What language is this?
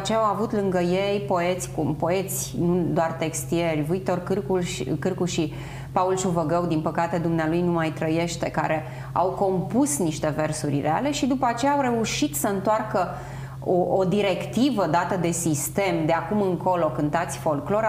Romanian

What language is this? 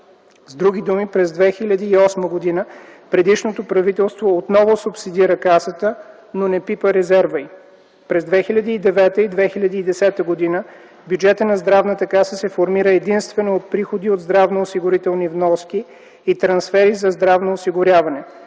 Bulgarian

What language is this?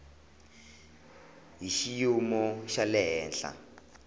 Tsonga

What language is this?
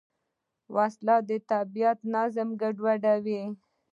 Pashto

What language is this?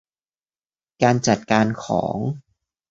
Thai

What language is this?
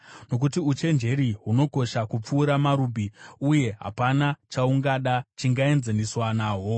Shona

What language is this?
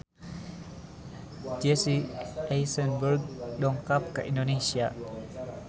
Sundanese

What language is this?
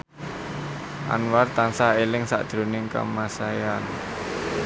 Javanese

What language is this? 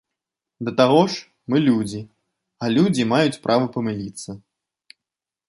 Belarusian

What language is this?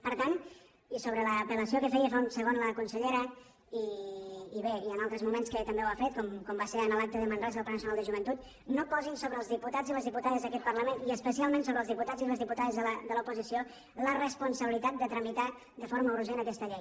Catalan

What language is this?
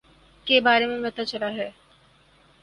Urdu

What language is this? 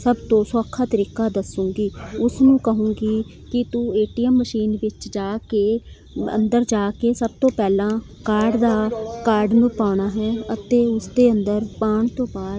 Punjabi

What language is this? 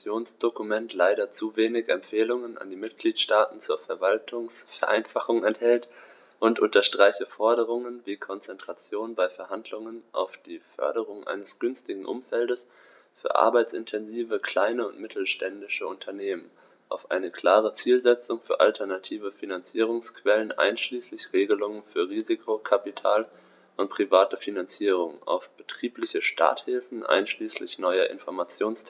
German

